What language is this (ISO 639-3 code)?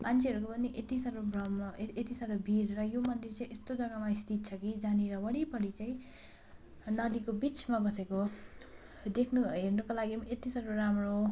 nep